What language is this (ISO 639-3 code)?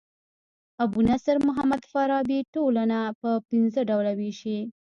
pus